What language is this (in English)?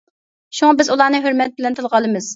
Uyghur